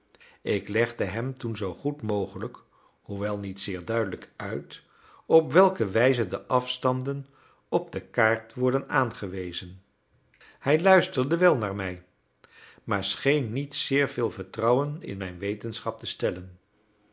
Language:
Dutch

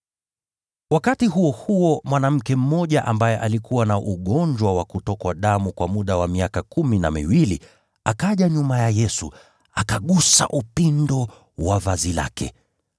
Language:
Swahili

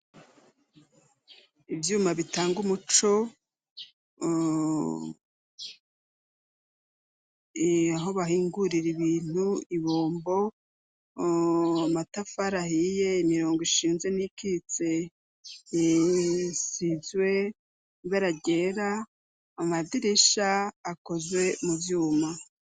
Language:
Rundi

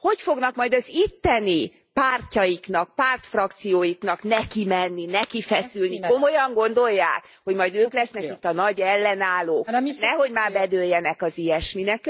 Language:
Hungarian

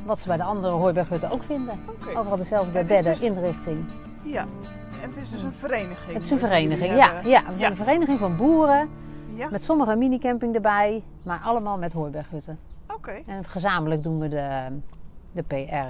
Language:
Dutch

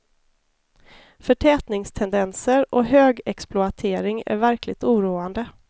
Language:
Swedish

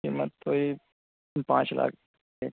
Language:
Urdu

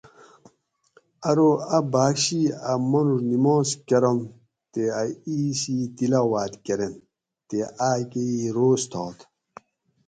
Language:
Gawri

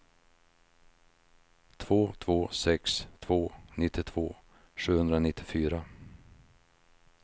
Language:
Swedish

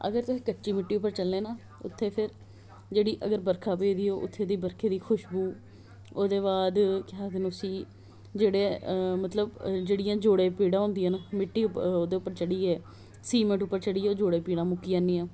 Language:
Dogri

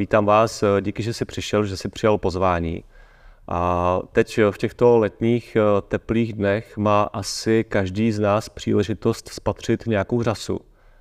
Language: Czech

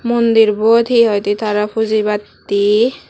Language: Chakma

